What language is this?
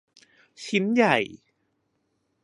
Thai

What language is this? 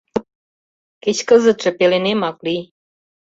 Mari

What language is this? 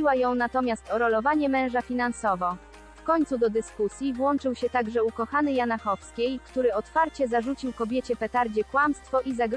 Polish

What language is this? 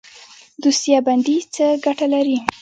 Pashto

